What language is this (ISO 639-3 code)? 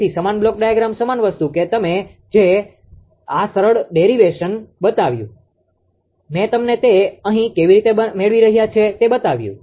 guj